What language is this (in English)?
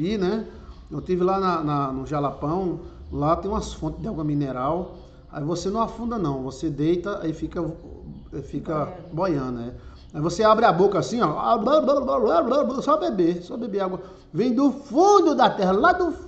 Portuguese